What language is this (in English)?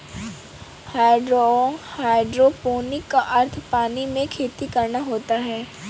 Hindi